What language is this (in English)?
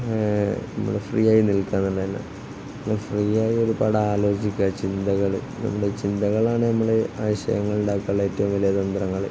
Malayalam